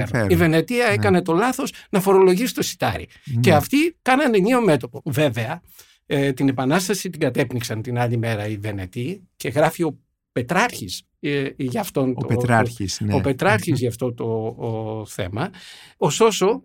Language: Greek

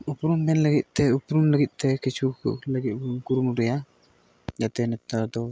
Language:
Santali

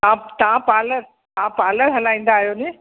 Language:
Sindhi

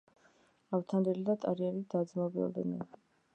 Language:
Georgian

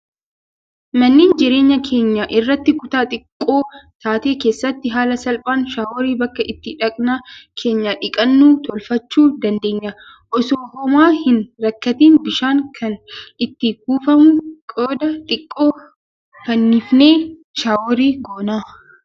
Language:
Oromo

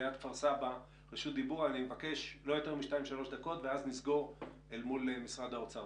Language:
Hebrew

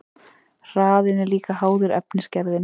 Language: Icelandic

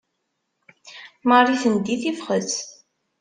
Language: Kabyle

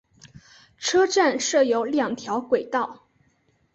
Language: Chinese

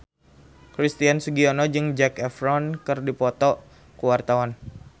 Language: Sundanese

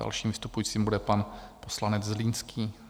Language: Czech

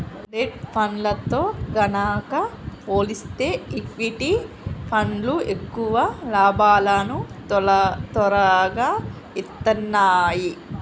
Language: Telugu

